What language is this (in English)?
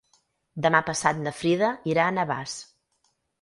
Catalan